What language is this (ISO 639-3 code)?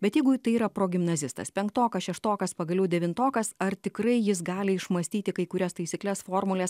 lit